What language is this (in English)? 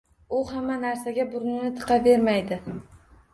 Uzbek